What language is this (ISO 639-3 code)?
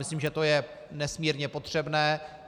ces